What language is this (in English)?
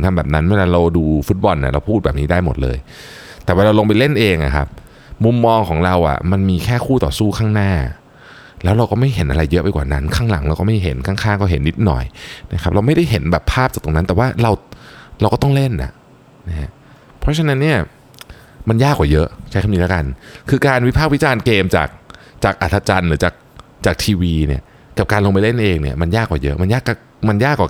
Thai